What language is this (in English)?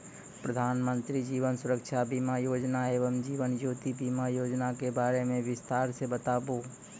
Maithili